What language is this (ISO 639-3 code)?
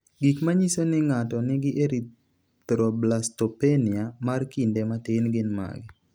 luo